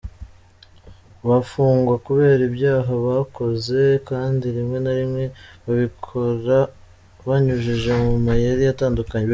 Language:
Kinyarwanda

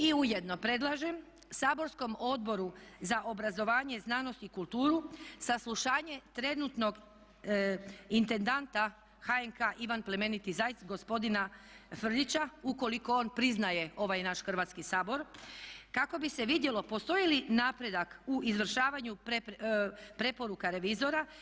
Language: Croatian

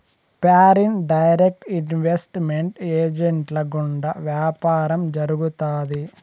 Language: Telugu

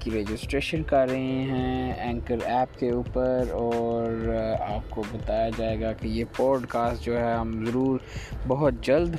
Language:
Urdu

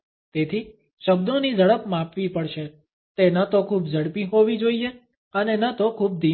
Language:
Gujarati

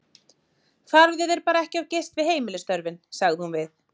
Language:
Icelandic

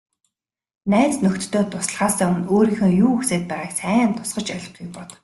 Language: Mongolian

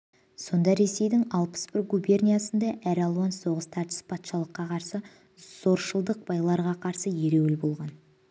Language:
Kazakh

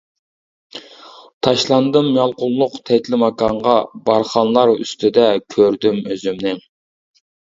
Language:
Uyghur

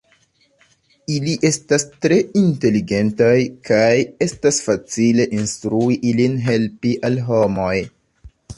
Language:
Esperanto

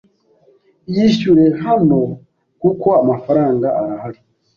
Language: Kinyarwanda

